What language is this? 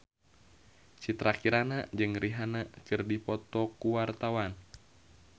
Sundanese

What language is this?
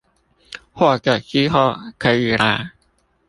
Chinese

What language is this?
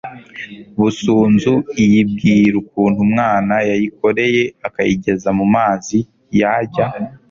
Kinyarwanda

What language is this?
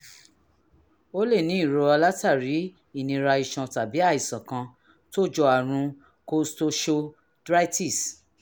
Yoruba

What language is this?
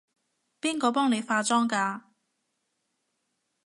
Cantonese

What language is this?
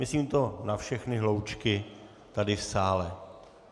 Czech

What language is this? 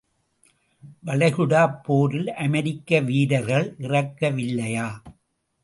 Tamil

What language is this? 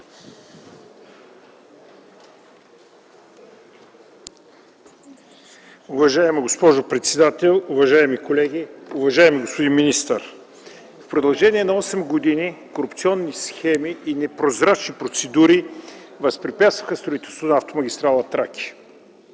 Bulgarian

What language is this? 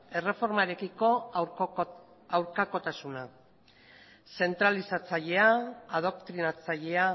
Basque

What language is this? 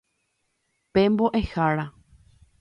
Guarani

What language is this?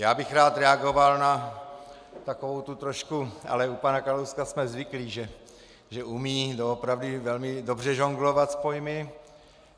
Czech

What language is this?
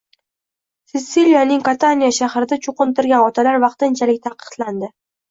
Uzbek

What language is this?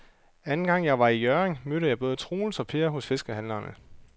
Danish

